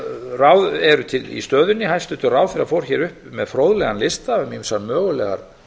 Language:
Icelandic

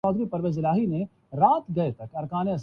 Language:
Urdu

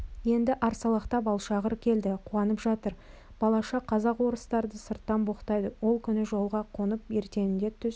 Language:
Kazakh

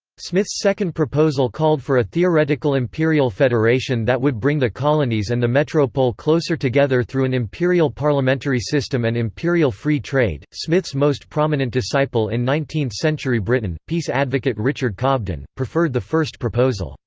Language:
English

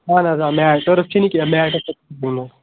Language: Kashmiri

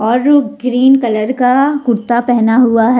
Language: Hindi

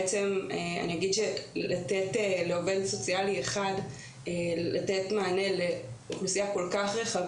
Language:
Hebrew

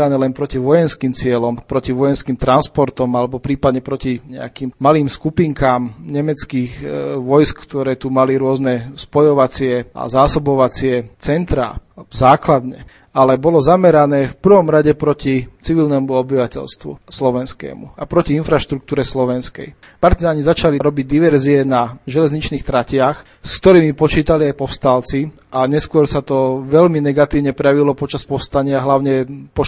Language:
Slovak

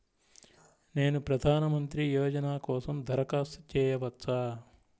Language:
Telugu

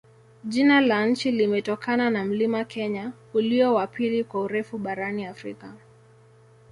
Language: Swahili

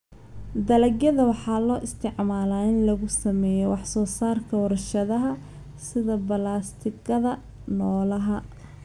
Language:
Somali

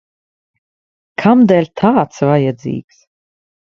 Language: Latvian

